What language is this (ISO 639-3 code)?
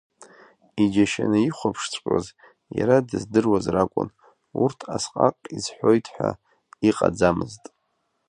abk